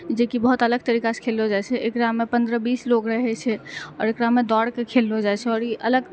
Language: Maithili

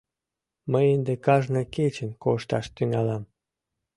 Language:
Mari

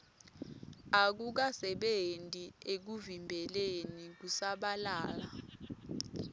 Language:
Swati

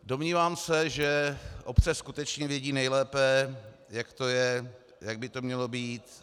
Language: Czech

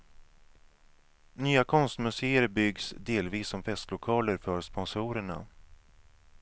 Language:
Swedish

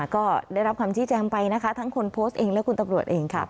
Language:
Thai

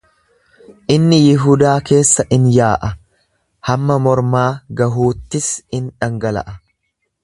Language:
Oromo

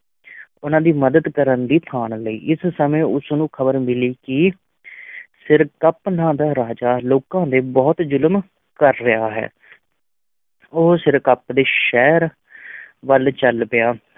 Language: Punjabi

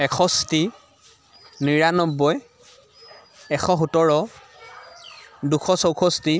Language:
Assamese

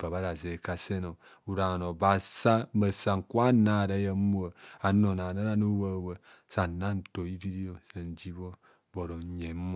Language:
Kohumono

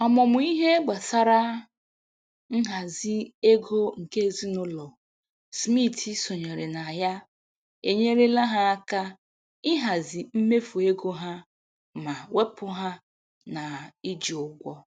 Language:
Igbo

